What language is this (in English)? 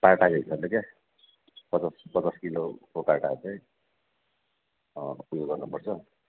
Nepali